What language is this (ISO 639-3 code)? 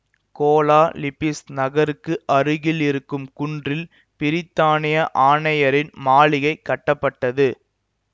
tam